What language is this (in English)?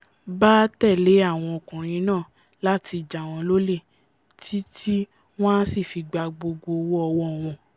Yoruba